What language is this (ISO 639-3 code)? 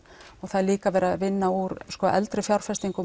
isl